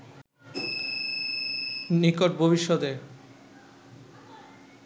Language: Bangla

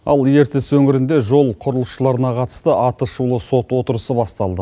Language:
Kazakh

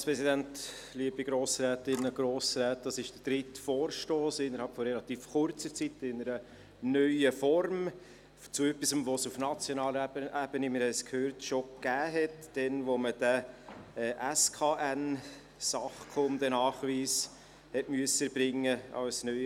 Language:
Swiss German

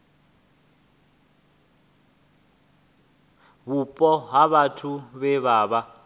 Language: Venda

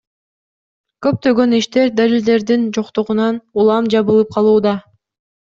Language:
Kyrgyz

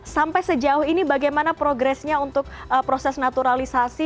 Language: Indonesian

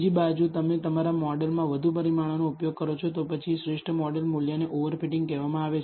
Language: Gujarati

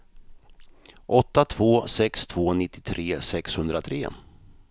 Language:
Swedish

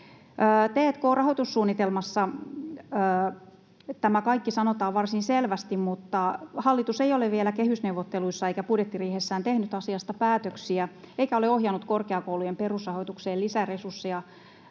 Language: Finnish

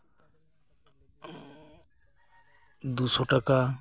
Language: Santali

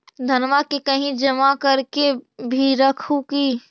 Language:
Magahi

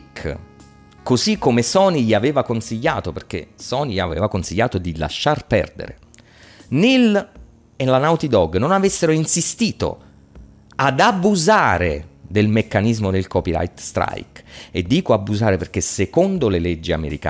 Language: Italian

